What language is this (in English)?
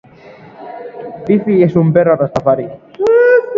Basque